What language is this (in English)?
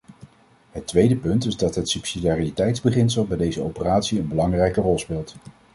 Dutch